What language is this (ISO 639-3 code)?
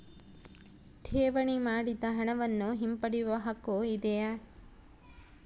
kan